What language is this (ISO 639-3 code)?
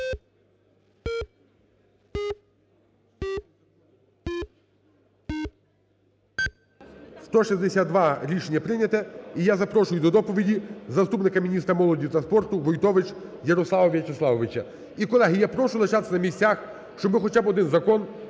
ukr